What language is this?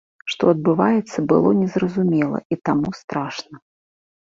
Belarusian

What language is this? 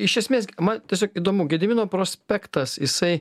Lithuanian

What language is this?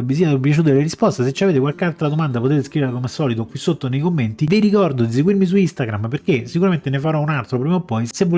Italian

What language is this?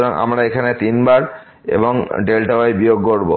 Bangla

